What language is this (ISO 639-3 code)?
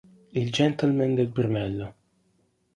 ita